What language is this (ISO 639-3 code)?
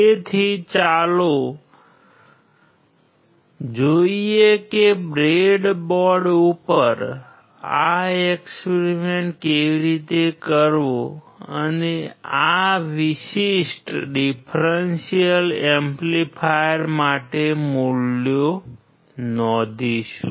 guj